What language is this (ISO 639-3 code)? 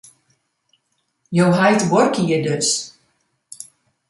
fry